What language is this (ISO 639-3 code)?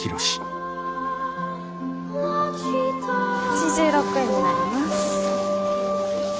jpn